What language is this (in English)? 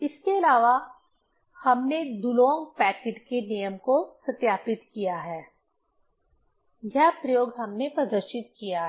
Hindi